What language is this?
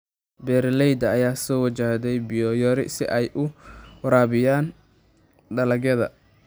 Somali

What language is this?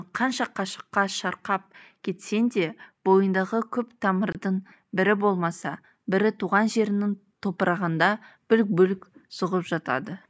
Kazakh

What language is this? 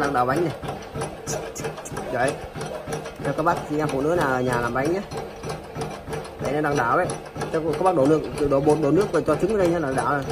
Vietnamese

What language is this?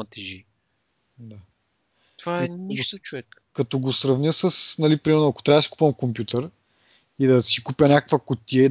Bulgarian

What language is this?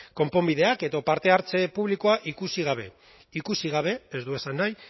Basque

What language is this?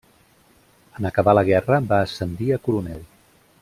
Catalan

